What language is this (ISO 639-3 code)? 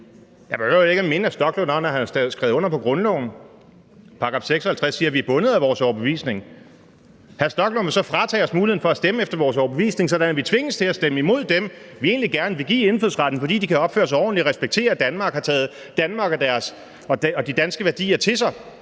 dan